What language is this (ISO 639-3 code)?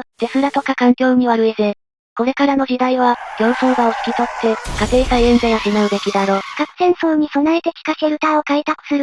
jpn